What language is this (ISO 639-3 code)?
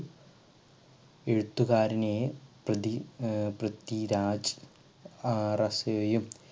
mal